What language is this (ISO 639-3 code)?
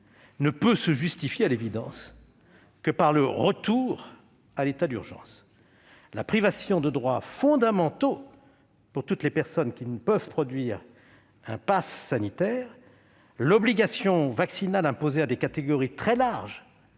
fra